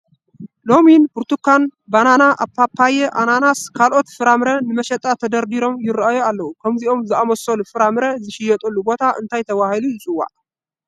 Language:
Tigrinya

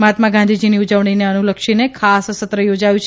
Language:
Gujarati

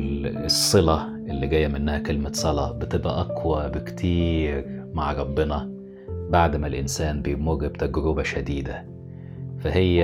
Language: Arabic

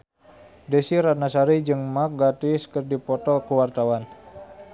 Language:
Sundanese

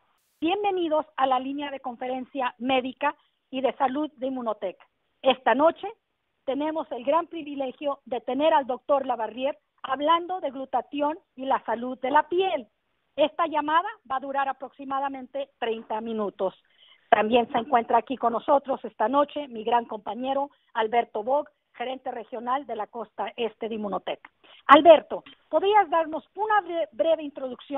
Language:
Spanish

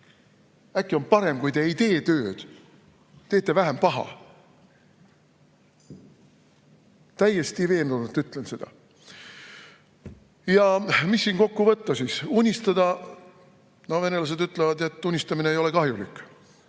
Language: Estonian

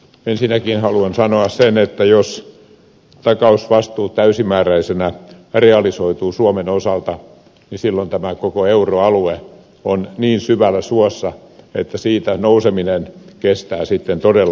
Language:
Finnish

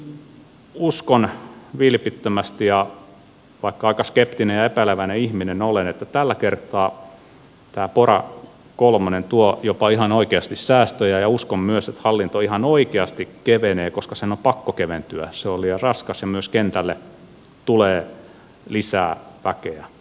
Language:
Finnish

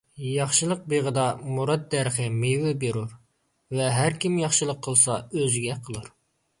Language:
Uyghur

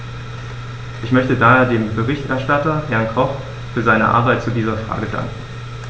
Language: German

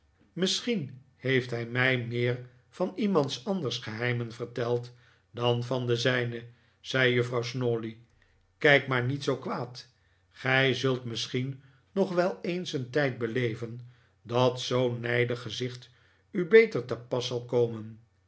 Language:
Dutch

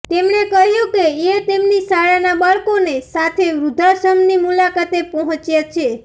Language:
Gujarati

